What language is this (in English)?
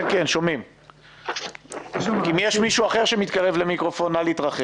Hebrew